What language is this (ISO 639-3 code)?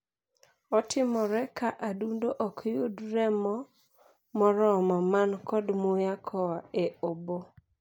luo